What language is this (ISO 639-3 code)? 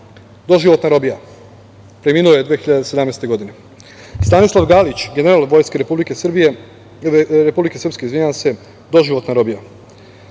srp